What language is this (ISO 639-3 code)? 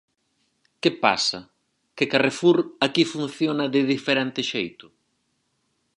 glg